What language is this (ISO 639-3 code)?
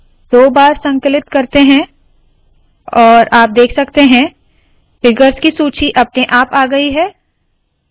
hin